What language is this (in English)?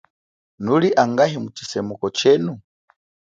Chokwe